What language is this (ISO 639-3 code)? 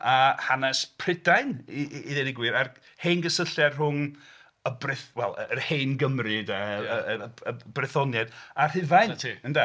cym